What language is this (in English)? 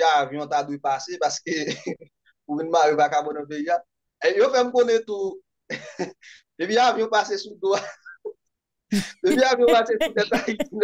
French